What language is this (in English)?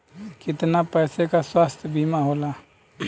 Bhojpuri